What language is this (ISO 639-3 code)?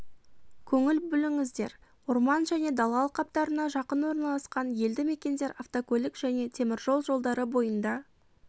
kaz